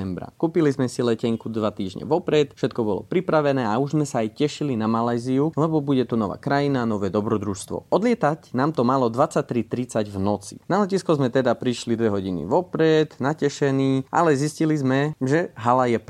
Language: Slovak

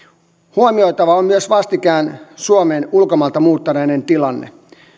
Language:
Finnish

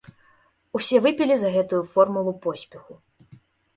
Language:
Belarusian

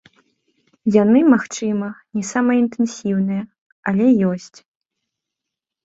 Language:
Belarusian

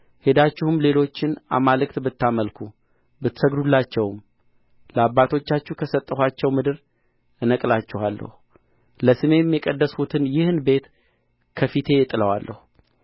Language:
Amharic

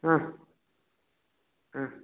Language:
Tamil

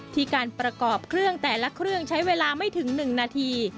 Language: Thai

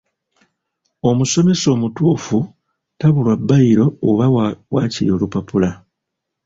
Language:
Ganda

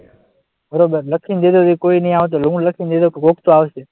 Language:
Gujarati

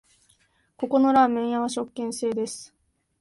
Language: Japanese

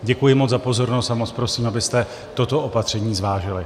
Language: Czech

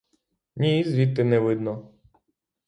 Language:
Ukrainian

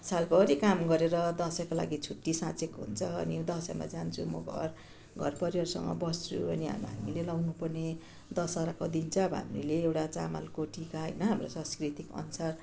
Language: Nepali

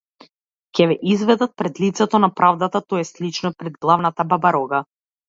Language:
Macedonian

